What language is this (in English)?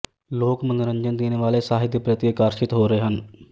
Punjabi